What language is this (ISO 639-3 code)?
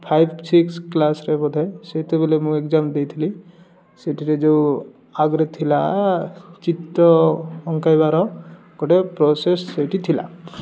ori